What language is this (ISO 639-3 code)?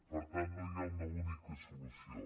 cat